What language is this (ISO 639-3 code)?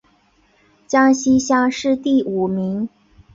zho